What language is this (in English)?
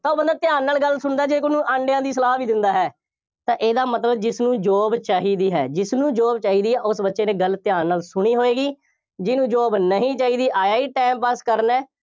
Punjabi